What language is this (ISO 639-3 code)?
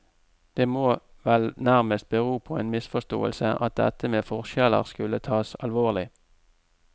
nor